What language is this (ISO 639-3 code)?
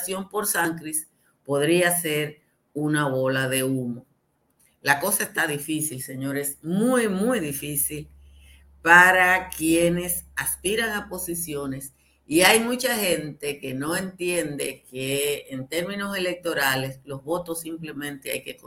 spa